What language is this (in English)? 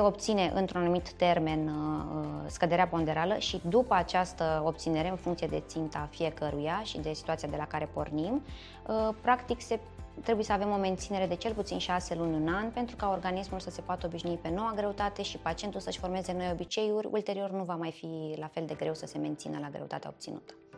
Romanian